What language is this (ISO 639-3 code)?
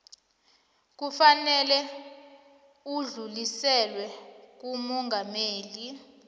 nbl